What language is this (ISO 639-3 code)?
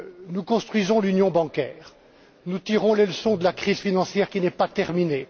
fra